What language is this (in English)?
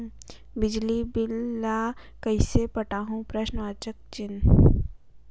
Chhattisgarhi